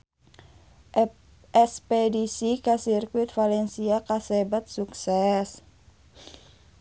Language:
Sundanese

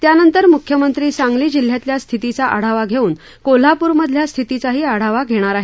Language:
Marathi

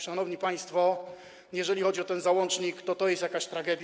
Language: Polish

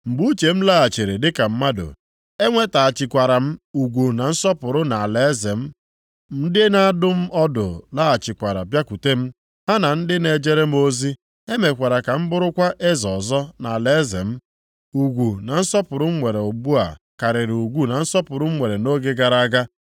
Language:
Igbo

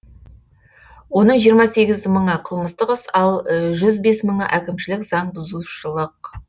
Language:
Kazakh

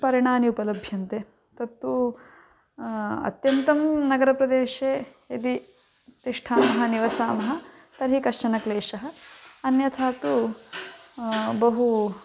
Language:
Sanskrit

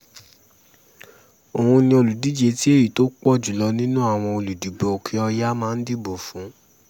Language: Yoruba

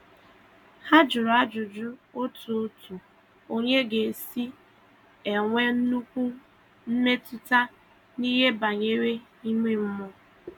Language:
Igbo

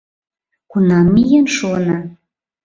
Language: Mari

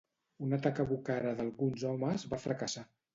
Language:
Catalan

